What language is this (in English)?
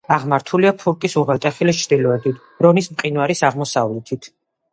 Georgian